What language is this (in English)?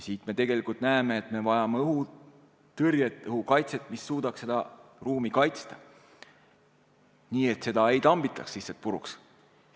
Estonian